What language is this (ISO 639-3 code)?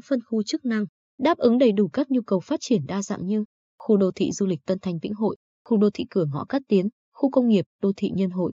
vie